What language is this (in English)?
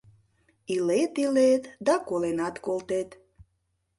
Mari